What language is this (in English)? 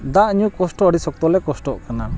Santali